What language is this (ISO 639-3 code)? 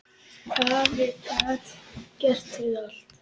isl